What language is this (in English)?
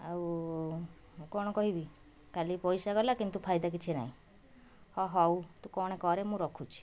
Odia